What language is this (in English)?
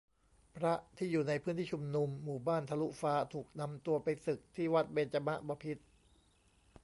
Thai